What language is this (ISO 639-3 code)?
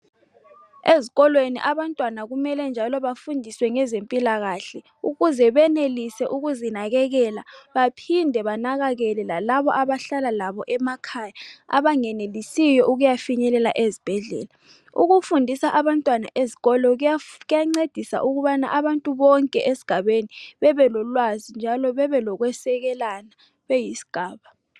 nde